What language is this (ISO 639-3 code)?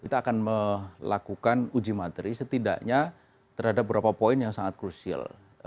ind